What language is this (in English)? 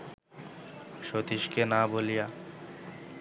Bangla